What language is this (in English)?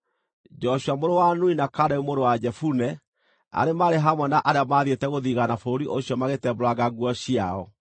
Kikuyu